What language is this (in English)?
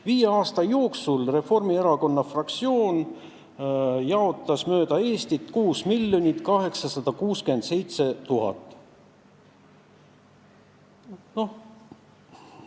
Estonian